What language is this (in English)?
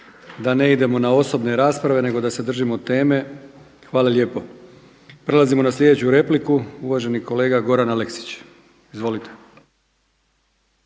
Croatian